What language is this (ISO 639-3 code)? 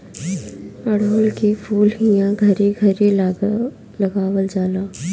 bho